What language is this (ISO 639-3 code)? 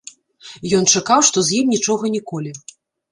bel